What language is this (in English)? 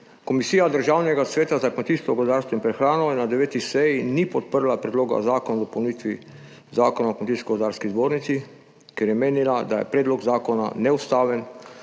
Slovenian